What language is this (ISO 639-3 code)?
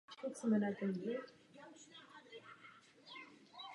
ces